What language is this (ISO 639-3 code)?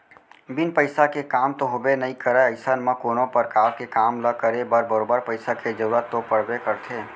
hne